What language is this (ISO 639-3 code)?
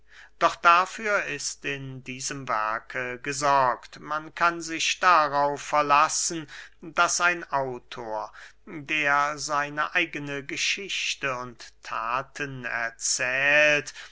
deu